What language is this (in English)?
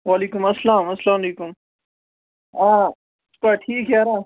Kashmiri